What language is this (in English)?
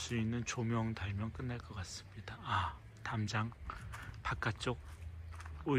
Korean